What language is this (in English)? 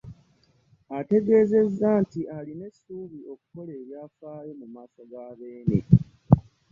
Ganda